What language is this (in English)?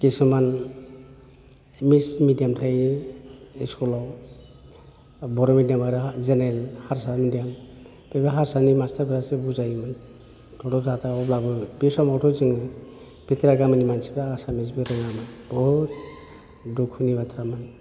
Bodo